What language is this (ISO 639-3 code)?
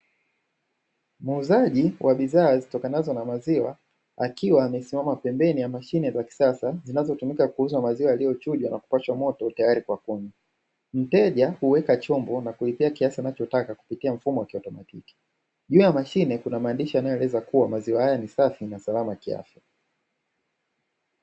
swa